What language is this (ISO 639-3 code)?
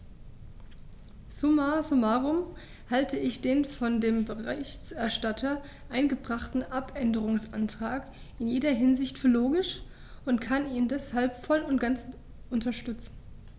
deu